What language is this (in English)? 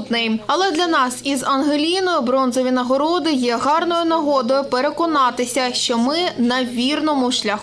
Ukrainian